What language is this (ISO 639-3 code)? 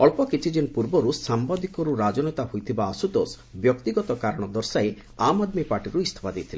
ori